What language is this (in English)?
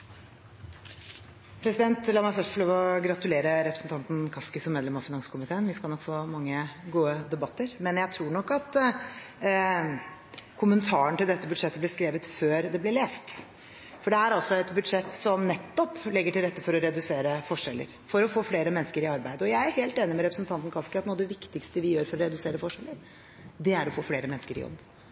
Norwegian Bokmål